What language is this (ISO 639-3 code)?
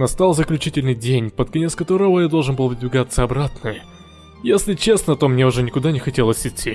rus